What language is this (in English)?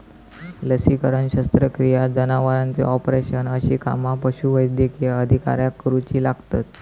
Marathi